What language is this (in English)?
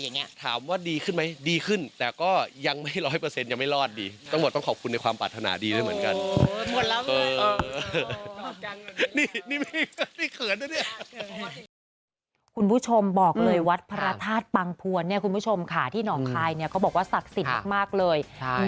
Thai